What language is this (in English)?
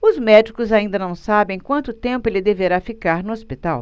Portuguese